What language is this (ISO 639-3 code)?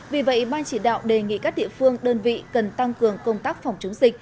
vie